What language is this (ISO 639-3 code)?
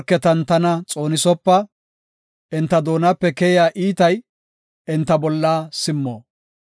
gof